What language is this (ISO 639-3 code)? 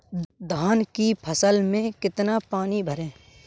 hin